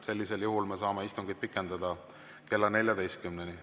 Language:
Estonian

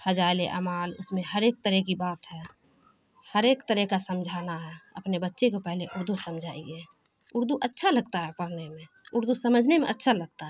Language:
Urdu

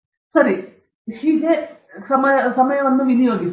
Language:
Kannada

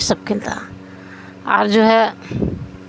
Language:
Urdu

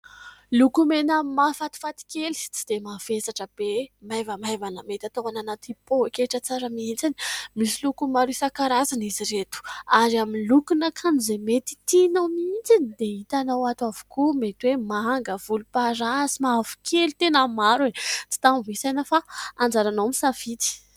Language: Malagasy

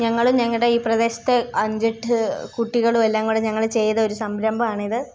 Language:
Malayalam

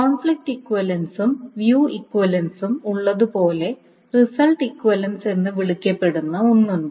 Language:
Malayalam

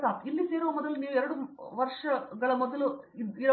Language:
Kannada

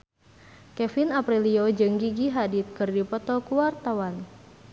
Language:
Sundanese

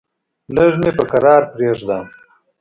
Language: Pashto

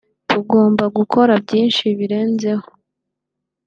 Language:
Kinyarwanda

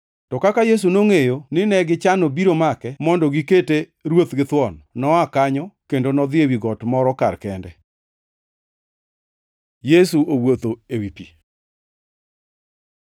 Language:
Luo (Kenya and Tanzania)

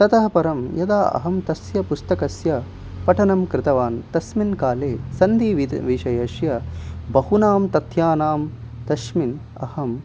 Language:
Sanskrit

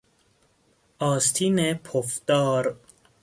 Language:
Persian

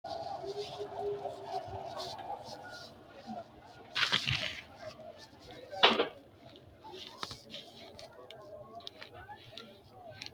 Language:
Sidamo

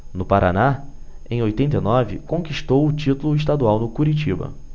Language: Portuguese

